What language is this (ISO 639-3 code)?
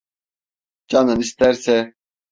tur